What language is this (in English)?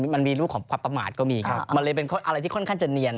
Thai